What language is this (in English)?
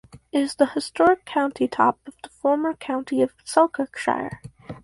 English